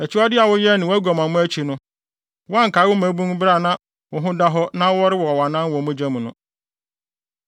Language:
Akan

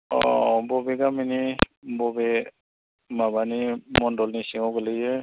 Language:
Bodo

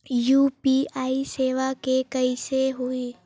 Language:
Chhattisgarhi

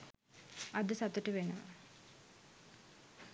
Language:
Sinhala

